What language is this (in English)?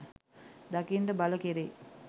Sinhala